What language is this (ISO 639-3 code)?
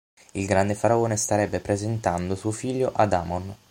ita